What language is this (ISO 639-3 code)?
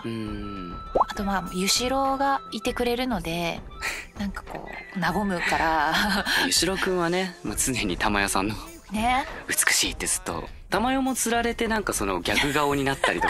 jpn